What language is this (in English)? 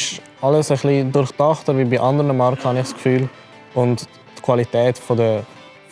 German